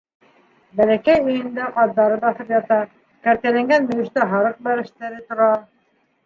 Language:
Bashkir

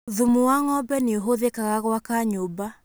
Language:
Kikuyu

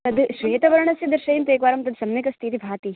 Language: Sanskrit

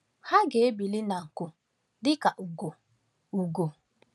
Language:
Igbo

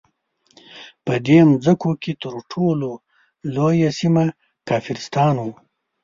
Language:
Pashto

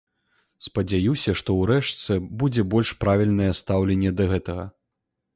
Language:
Belarusian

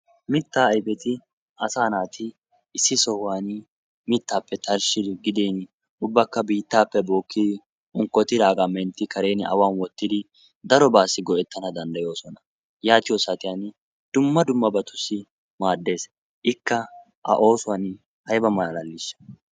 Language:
Wolaytta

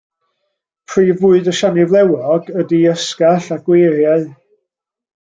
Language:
Welsh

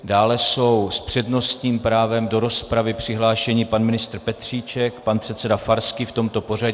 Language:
Czech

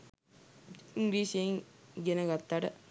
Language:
Sinhala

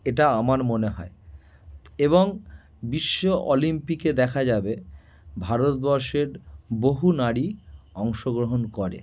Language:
Bangla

